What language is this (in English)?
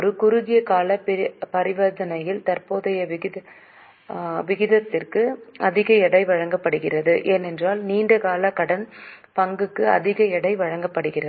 Tamil